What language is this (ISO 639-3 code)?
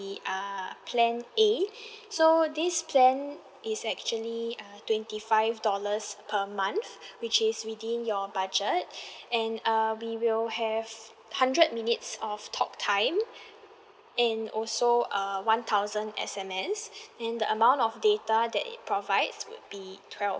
eng